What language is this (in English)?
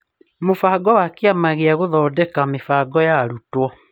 Kikuyu